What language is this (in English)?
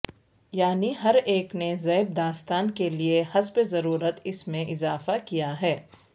Urdu